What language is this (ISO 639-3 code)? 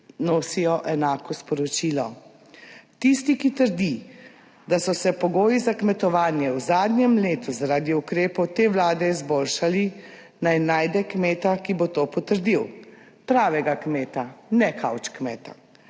slv